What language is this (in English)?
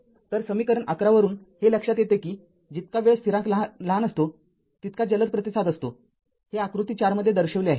Marathi